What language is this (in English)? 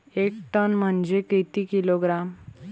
Marathi